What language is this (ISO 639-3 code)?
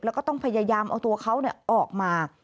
tha